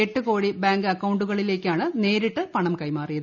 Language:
Malayalam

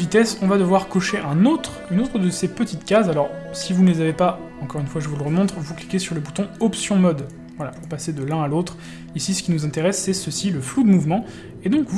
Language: French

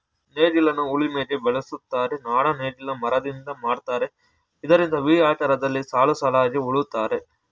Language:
Kannada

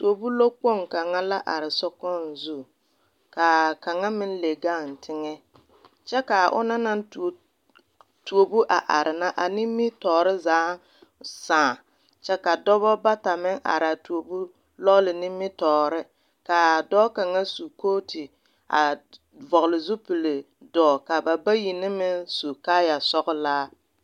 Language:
Southern Dagaare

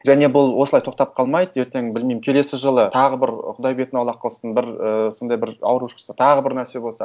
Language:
Kazakh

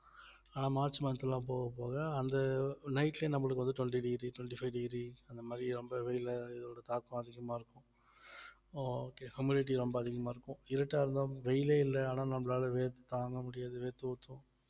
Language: Tamil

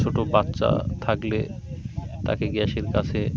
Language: Bangla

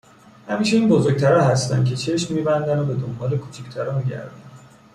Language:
Persian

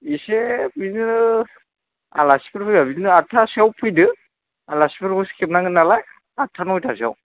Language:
Bodo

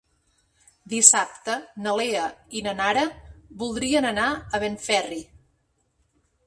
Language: Catalan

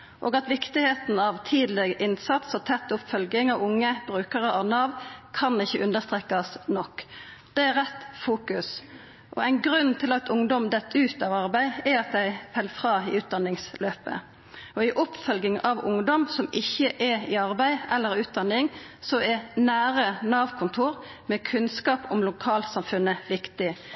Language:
Norwegian Nynorsk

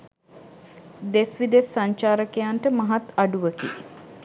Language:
Sinhala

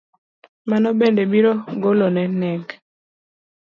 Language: Luo (Kenya and Tanzania)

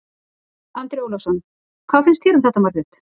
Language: Icelandic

